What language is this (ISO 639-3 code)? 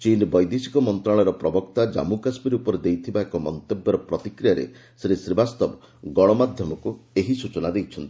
ori